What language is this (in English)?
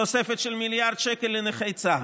Hebrew